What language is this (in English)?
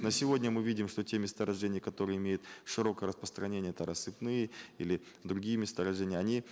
Kazakh